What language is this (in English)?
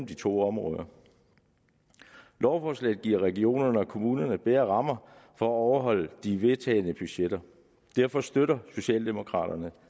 Danish